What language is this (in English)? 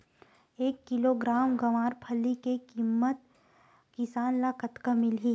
Chhattisgarhi